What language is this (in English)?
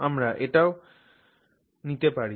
Bangla